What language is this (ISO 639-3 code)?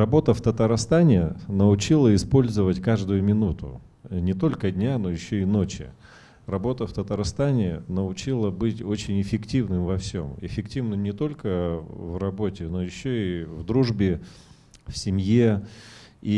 rus